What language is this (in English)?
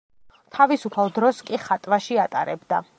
Georgian